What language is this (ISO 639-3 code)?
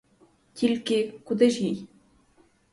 ukr